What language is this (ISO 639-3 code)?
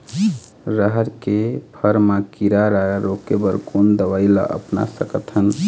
hne